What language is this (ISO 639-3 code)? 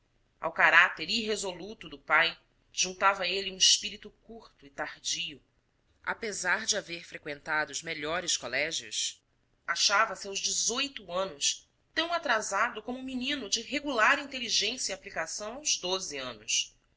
por